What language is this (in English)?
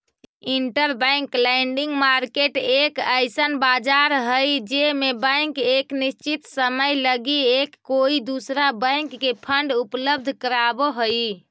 Magahi